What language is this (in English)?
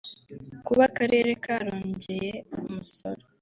Kinyarwanda